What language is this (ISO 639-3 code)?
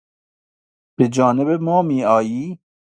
fas